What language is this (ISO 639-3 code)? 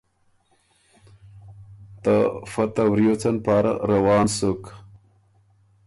oru